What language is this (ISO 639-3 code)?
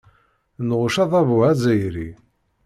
kab